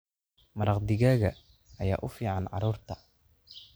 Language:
Somali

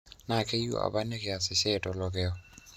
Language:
Masai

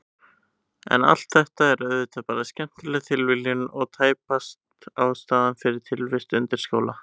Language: Icelandic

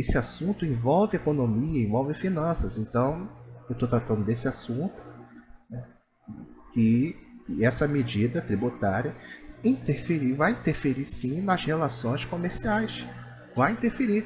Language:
Portuguese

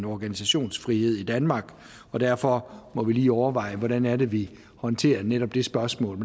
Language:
Danish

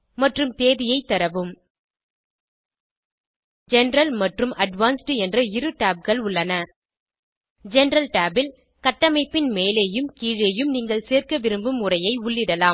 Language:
Tamil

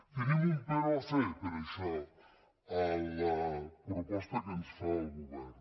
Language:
Catalan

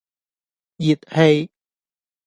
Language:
Cantonese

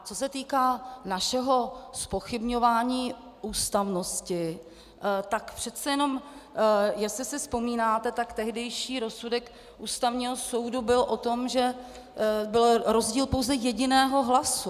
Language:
Czech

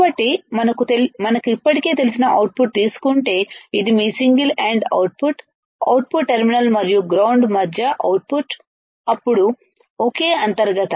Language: Telugu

